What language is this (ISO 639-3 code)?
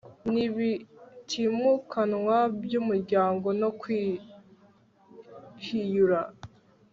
kin